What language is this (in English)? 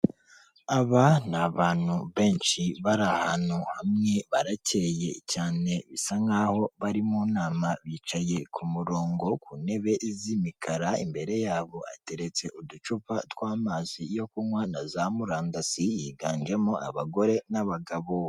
Kinyarwanda